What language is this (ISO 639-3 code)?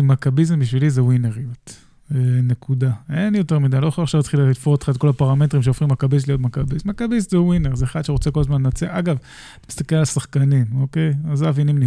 heb